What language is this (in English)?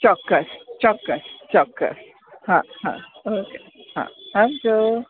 Gujarati